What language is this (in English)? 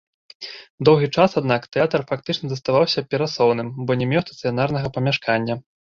Belarusian